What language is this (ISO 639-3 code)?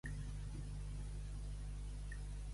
cat